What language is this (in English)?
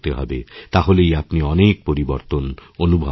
Bangla